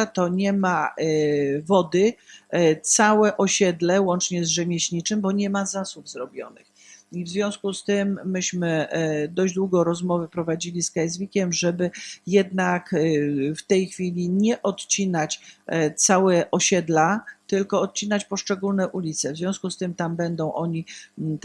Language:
Polish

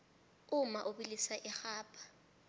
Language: South Ndebele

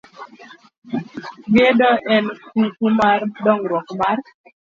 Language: Luo (Kenya and Tanzania)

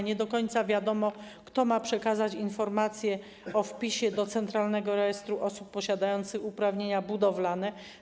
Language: Polish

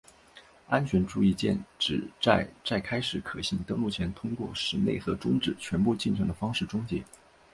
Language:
Chinese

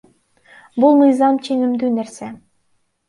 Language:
Kyrgyz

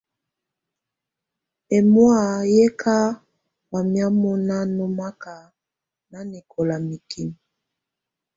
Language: Tunen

